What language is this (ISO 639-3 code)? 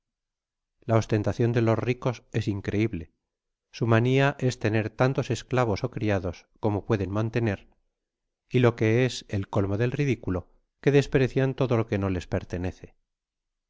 spa